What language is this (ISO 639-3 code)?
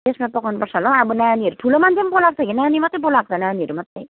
nep